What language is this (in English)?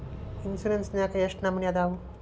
Kannada